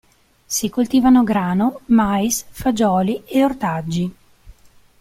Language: Italian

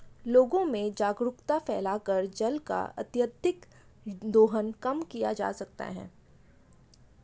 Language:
Hindi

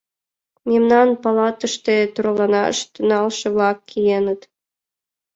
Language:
Mari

